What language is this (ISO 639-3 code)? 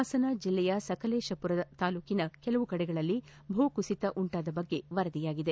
kan